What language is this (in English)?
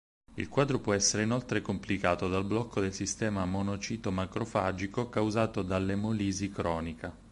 Italian